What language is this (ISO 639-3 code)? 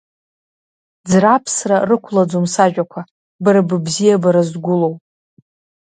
abk